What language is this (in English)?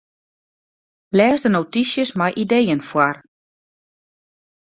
Western Frisian